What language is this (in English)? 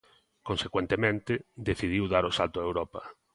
Galician